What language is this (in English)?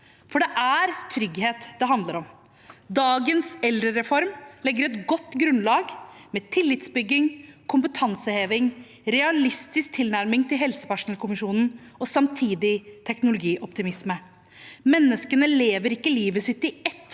Norwegian